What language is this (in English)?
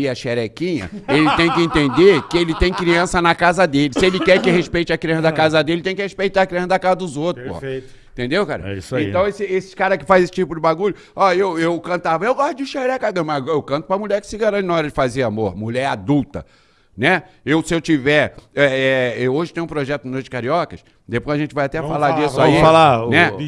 Portuguese